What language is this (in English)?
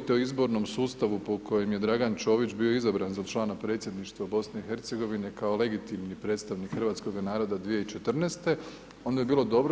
Croatian